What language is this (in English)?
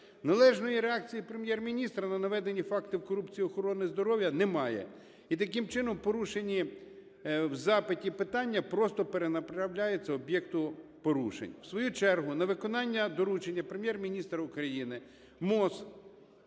Ukrainian